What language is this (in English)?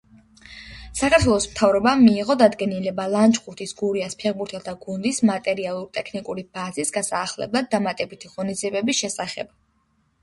Georgian